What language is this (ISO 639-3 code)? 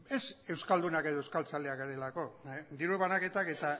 eus